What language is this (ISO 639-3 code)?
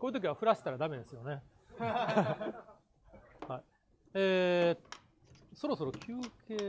jpn